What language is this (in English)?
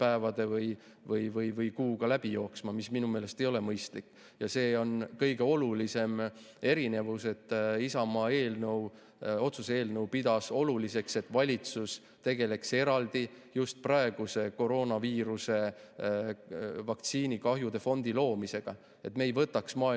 Estonian